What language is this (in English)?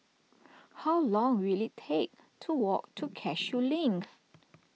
English